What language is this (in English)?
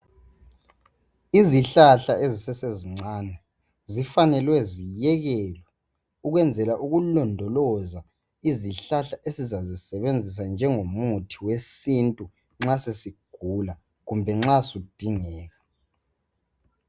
North Ndebele